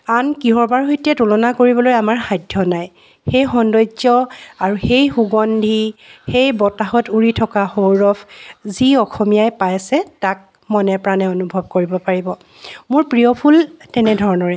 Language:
Assamese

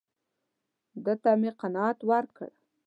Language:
Pashto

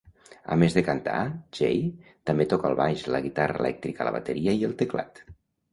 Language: Catalan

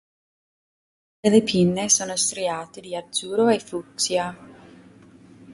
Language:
Italian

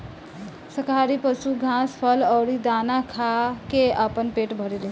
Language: Bhojpuri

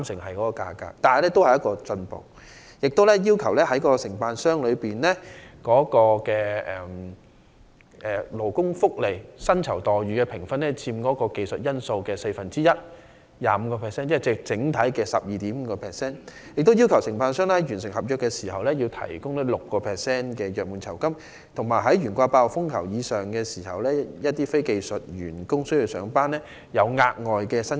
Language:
Cantonese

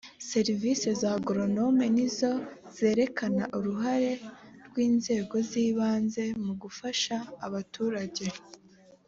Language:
Kinyarwanda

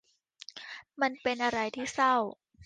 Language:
Thai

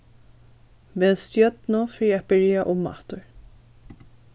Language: Faroese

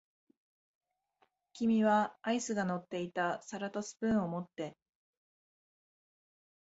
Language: Japanese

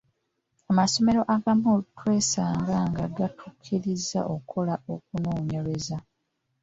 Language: Ganda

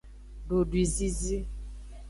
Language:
Aja (Benin)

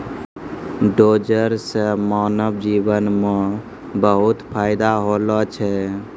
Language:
Maithili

